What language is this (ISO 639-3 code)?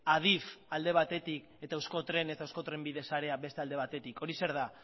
eus